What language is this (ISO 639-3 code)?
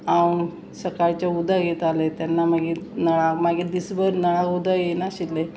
kok